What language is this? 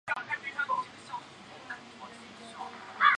Chinese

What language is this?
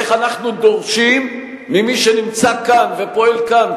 Hebrew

